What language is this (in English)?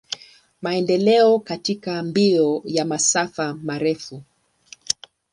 Swahili